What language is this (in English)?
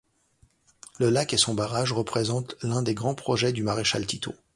French